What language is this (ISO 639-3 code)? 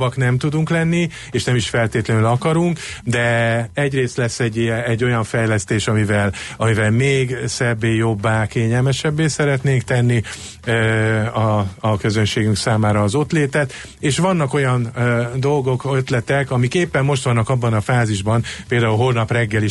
hun